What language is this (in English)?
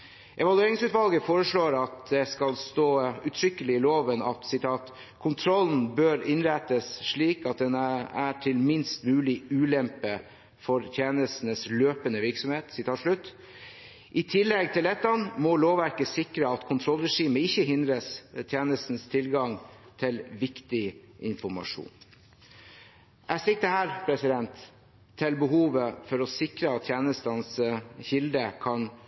Norwegian Bokmål